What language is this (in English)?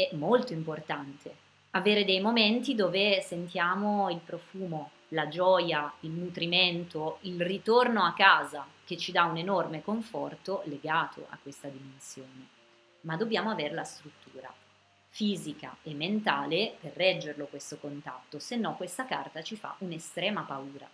Italian